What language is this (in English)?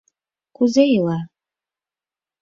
Mari